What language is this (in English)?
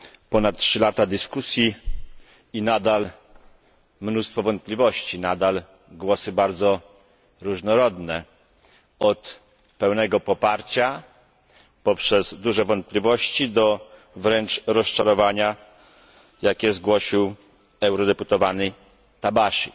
Polish